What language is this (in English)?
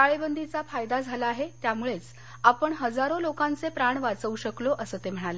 Marathi